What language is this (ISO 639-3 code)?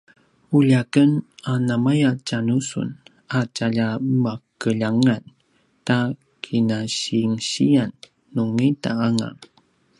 pwn